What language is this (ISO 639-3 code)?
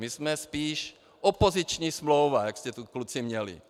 ces